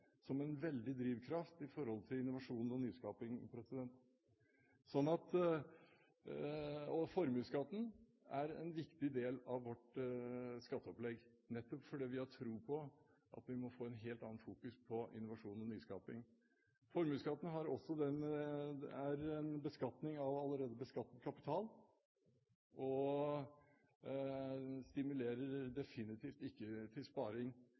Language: Norwegian Bokmål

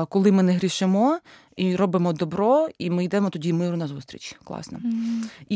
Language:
Ukrainian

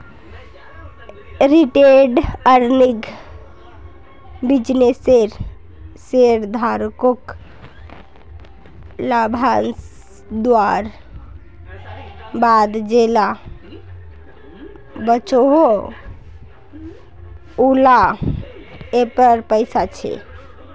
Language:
Magahi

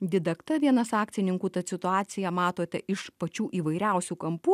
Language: Lithuanian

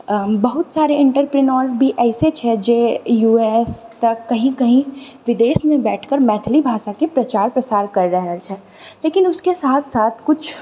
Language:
Maithili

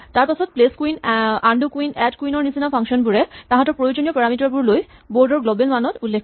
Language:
Assamese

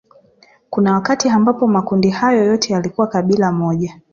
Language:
Swahili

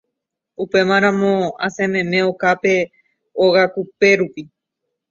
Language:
Guarani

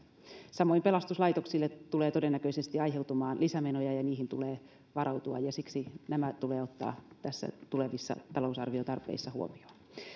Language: Finnish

